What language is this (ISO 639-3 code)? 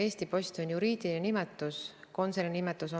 est